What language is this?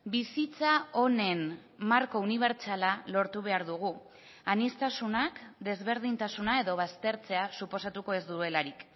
Basque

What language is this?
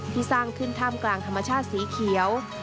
Thai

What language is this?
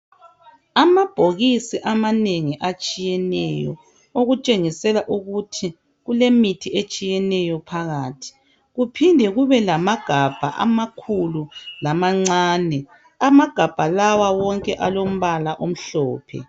North Ndebele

